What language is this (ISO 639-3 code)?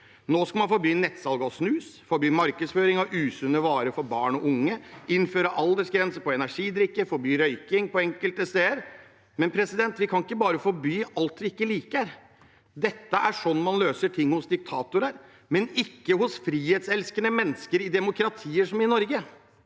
nor